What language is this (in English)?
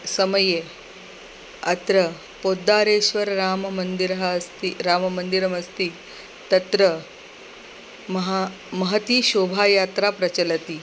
Sanskrit